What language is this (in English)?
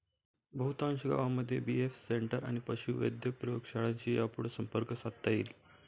Marathi